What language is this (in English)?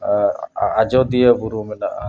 Santali